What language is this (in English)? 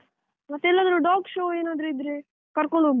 Kannada